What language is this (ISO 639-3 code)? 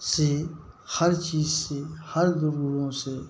hin